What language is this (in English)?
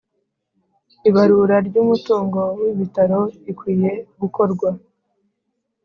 Kinyarwanda